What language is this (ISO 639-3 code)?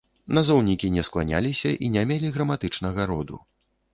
bel